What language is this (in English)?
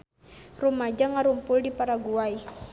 Sundanese